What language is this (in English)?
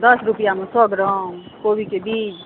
Maithili